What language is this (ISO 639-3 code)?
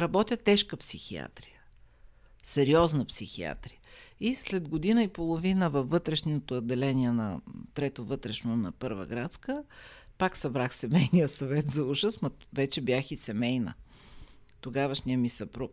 bul